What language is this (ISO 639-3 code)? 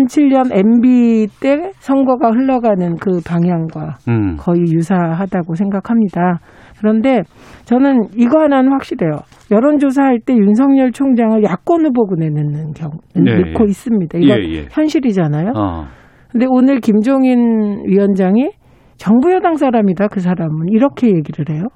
kor